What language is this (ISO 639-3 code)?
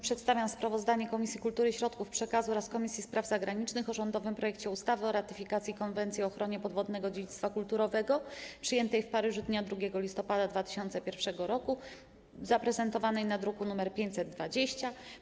pol